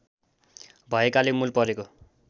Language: Nepali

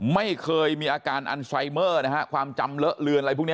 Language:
Thai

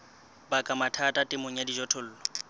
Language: Southern Sotho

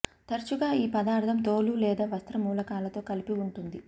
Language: Telugu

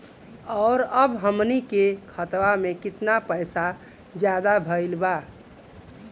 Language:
Bhojpuri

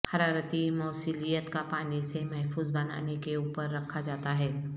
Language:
Urdu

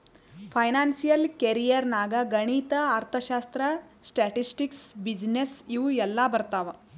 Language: Kannada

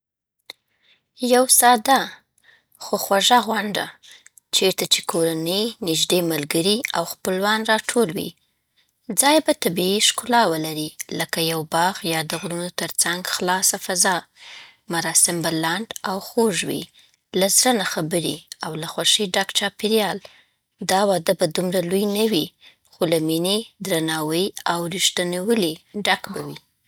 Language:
Southern Pashto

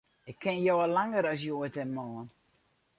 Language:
Western Frisian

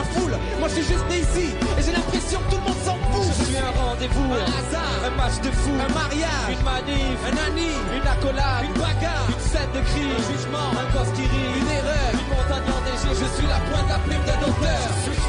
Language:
French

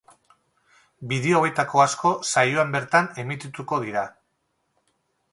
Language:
Basque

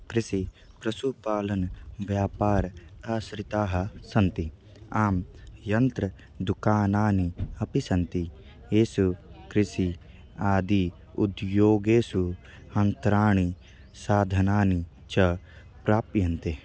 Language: Sanskrit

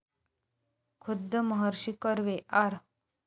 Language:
Marathi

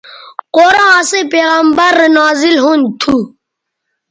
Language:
Bateri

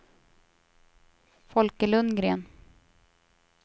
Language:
Swedish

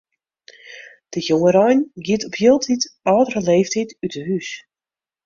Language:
Western Frisian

